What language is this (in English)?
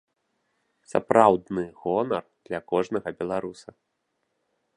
Belarusian